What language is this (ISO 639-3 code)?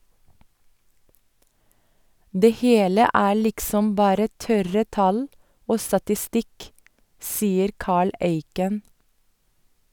nor